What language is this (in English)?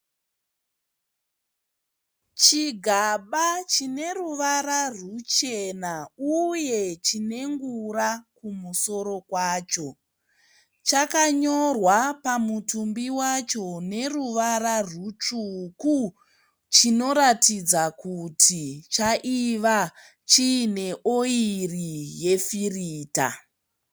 Shona